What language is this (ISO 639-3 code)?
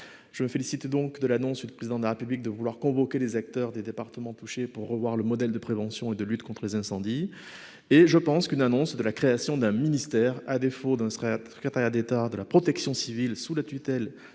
fra